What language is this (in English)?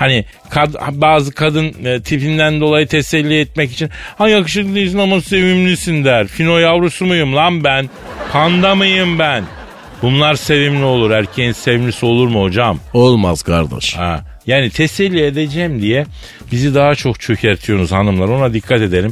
Turkish